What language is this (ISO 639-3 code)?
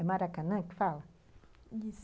por